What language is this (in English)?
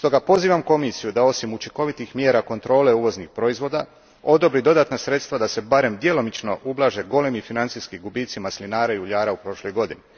Croatian